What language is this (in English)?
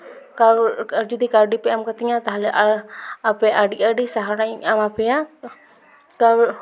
Santali